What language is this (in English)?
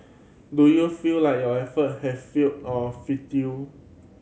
English